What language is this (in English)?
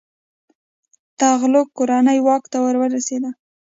Pashto